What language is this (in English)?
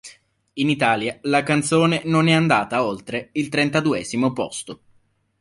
Italian